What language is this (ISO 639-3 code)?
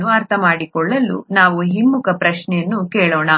kan